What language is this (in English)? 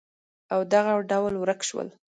Pashto